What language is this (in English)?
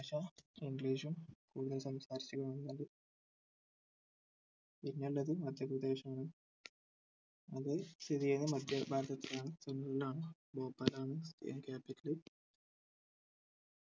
Malayalam